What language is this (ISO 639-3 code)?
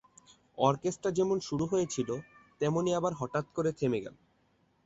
ben